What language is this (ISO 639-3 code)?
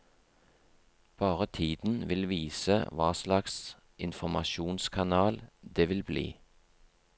nor